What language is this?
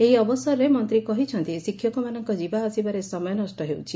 Odia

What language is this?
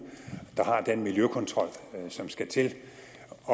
Danish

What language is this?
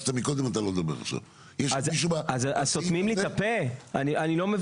Hebrew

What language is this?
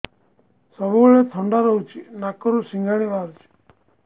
Odia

